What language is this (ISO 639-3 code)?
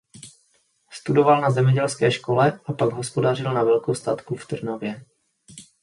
ces